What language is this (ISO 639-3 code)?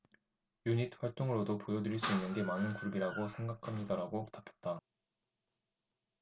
kor